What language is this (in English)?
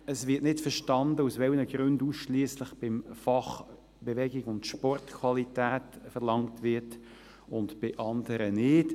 Swiss German